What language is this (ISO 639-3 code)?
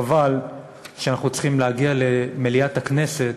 heb